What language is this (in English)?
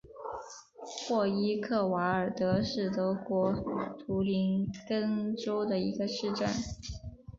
Chinese